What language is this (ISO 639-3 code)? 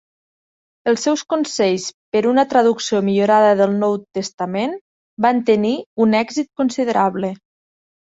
cat